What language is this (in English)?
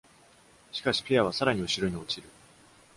Japanese